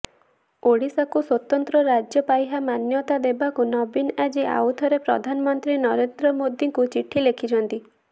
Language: Odia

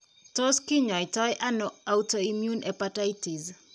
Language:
Kalenjin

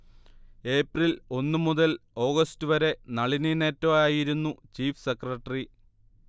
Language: Malayalam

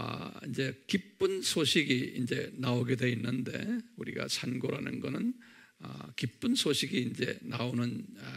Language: Korean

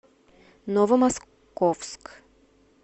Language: Russian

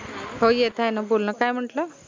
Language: Marathi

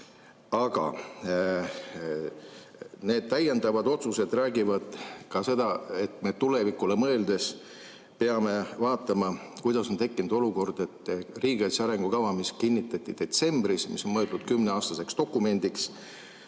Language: Estonian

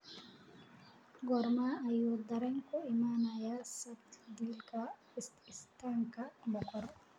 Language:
Somali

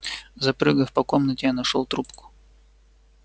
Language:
Russian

